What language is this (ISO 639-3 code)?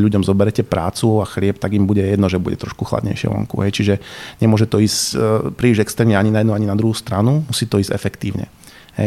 slk